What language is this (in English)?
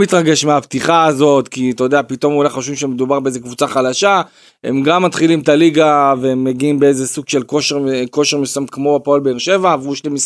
Hebrew